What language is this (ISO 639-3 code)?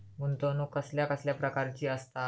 mar